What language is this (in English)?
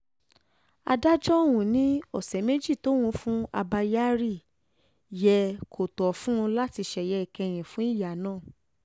Yoruba